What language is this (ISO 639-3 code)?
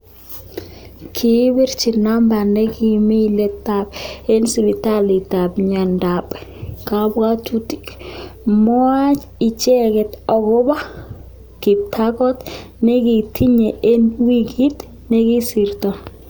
kln